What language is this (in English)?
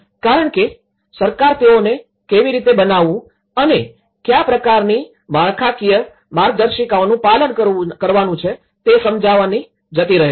Gujarati